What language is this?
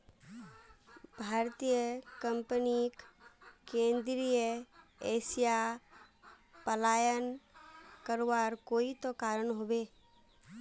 Magahi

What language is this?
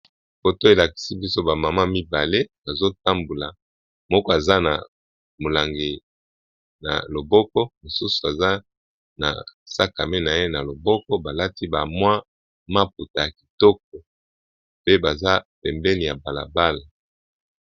Lingala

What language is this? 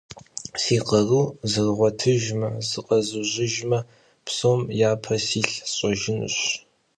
Kabardian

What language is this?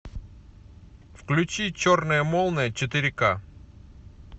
Russian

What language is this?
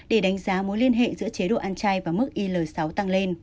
Vietnamese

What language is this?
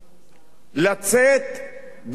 Hebrew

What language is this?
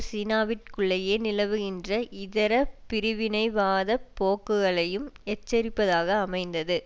Tamil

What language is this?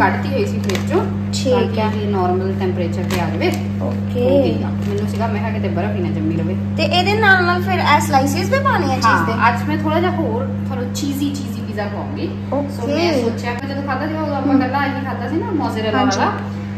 Punjabi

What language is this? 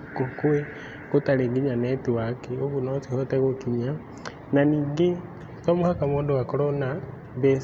Kikuyu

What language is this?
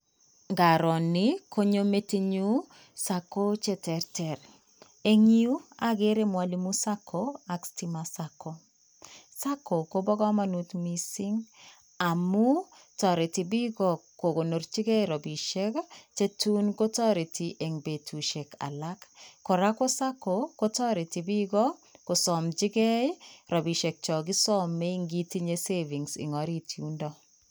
Kalenjin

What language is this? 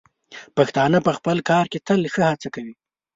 Pashto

